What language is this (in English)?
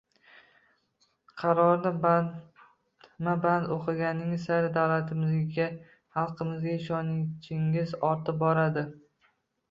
Uzbek